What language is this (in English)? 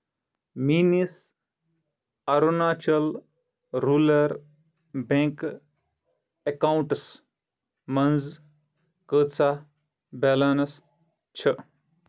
Kashmiri